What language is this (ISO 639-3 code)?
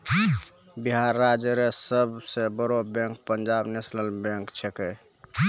mai